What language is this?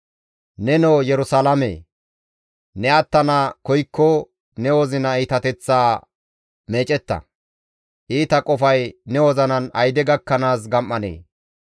Gamo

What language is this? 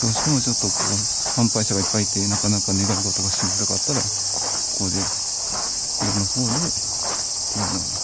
Japanese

